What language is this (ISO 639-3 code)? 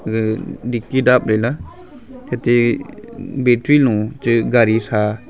nnp